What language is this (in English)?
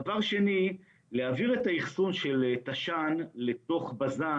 Hebrew